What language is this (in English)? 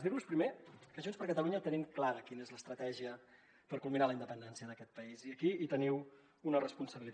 Catalan